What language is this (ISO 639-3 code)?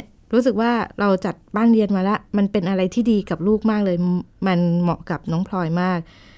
tha